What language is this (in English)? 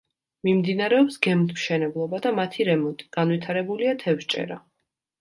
Georgian